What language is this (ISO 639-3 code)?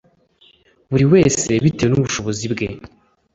kin